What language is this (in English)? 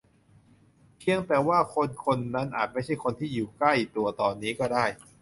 Thai